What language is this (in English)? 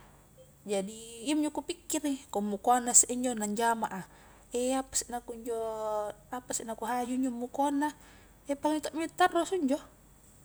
Highland Konjo